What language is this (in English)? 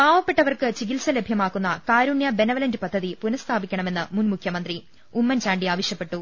Malayalam